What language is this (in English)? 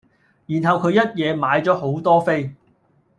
Cantonese